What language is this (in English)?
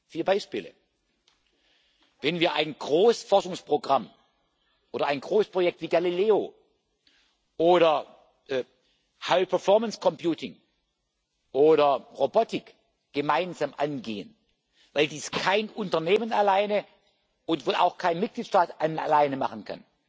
German